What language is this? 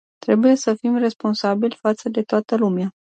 Romanian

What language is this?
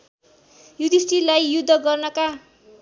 Nepali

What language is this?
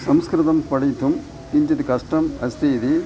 Sanskrit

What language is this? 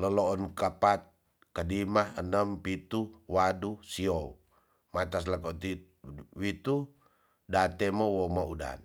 Tonsea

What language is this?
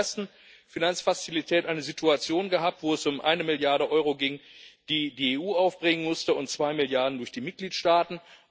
German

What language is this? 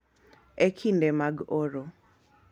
Luo (Kenya and Tanzania)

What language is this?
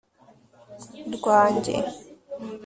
Kinyarwanda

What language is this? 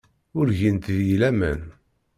Kabyle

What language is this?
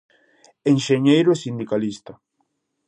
Galician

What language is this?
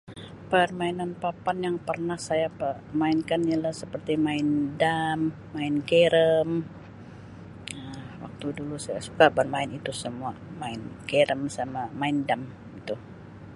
Sabah Malay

